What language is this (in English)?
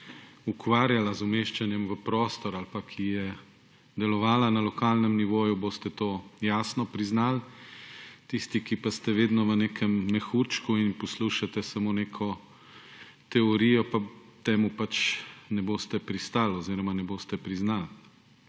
Slovenian